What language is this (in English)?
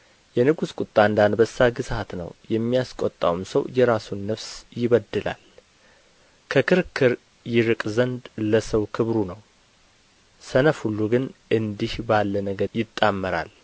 Amharic